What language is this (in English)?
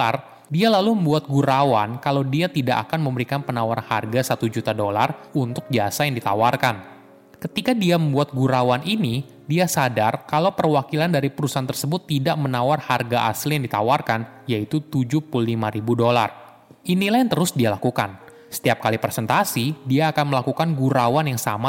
Indonesian